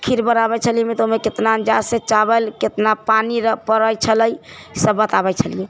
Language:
Maithili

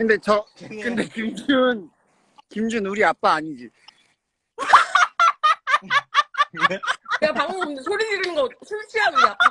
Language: Korean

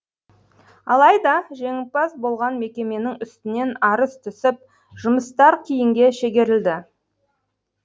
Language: Kazakh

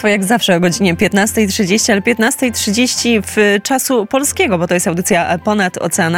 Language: Polish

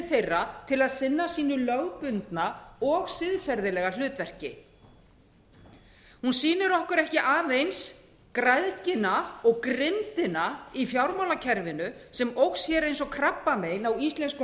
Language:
Icelandic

